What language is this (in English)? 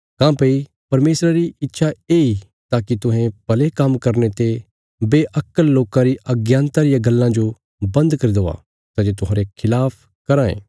Bilaspuri